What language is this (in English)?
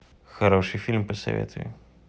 Russian